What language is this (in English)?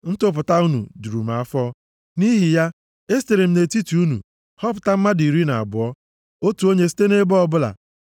Igbo